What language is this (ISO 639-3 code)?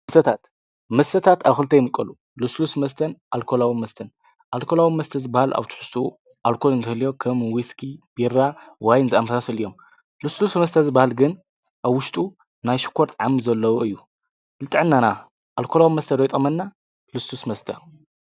tir